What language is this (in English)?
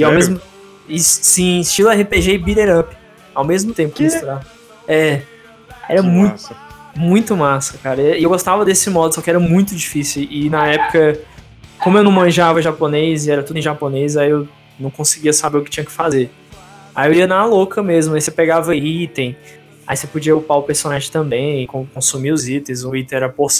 Portuguese